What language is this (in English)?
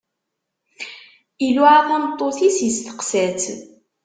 Kabyle